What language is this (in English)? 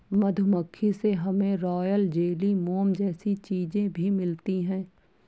Hindi